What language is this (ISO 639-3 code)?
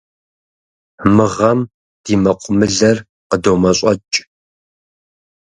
kbd